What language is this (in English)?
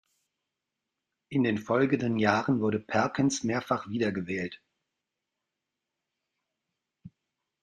German